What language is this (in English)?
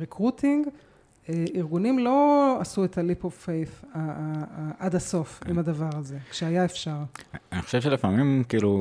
Hebrew